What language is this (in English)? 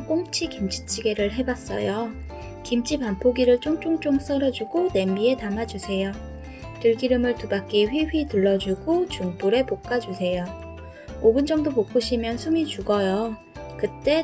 Korean